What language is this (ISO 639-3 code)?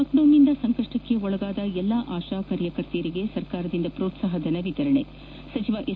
kan